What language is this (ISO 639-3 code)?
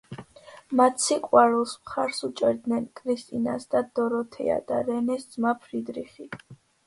kat